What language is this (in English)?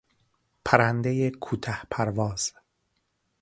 Persian